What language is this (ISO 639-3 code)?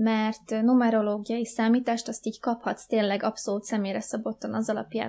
hun